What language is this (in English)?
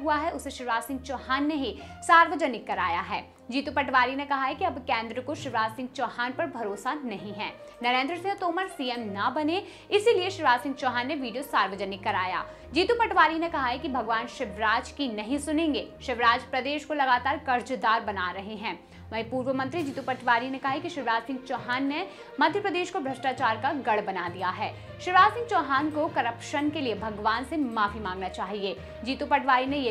Hindi